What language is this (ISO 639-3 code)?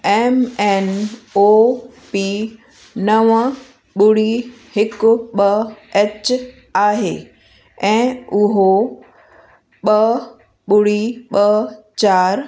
snd